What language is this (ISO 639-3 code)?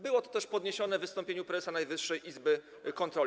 pol